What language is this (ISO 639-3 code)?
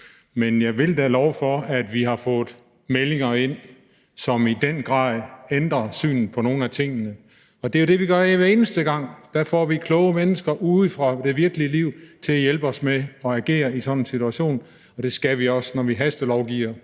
dan